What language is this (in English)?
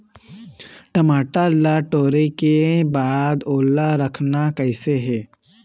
Chhattisgarhi